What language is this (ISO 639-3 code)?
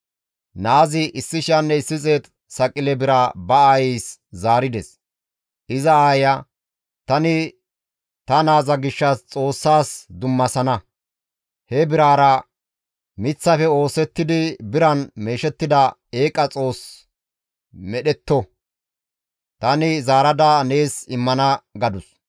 gmv